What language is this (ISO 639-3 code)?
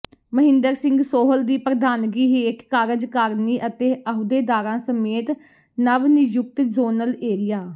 pan